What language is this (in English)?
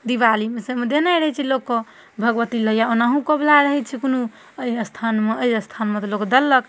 Maithili